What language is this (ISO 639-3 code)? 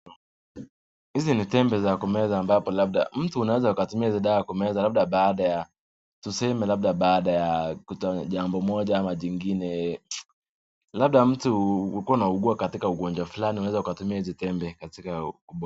swa